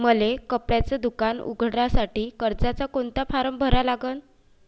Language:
Marathi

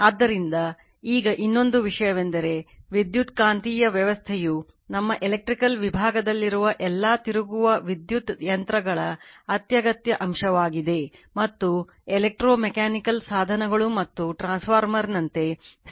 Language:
Kannada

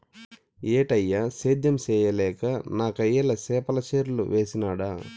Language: Telugu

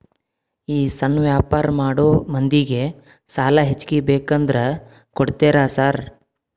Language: Kannada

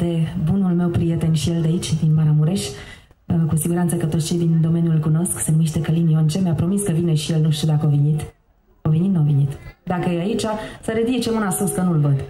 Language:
Romanian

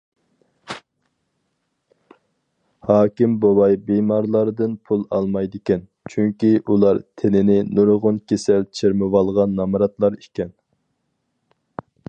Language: Uyghur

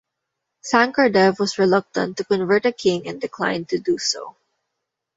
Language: English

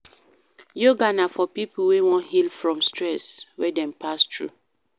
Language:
Nigerian Pidgin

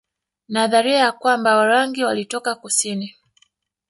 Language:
Swahili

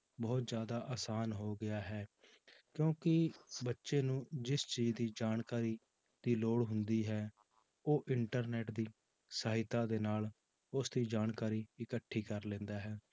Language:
Punjabi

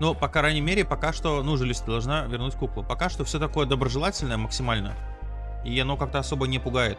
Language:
Russian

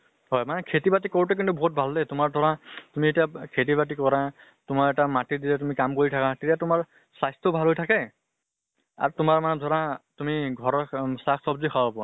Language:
Assamese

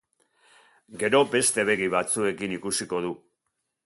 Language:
Basque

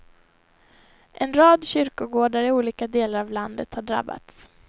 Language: Swedish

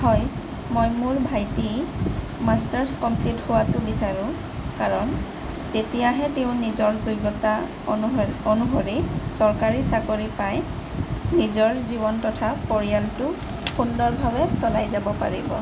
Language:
Assamese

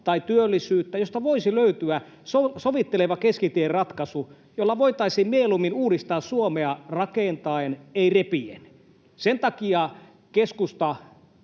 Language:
Finnish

